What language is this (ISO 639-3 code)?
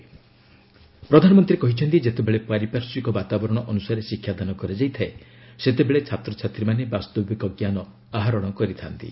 ori